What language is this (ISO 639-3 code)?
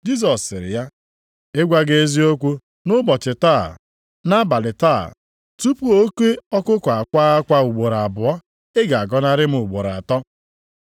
ibo